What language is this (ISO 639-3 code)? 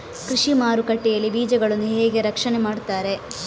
kan